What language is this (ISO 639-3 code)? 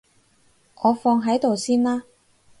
yue